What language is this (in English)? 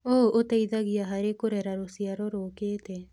Kikuyu